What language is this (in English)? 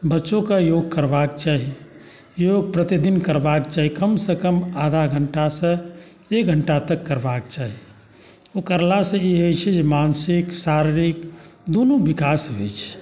Maithili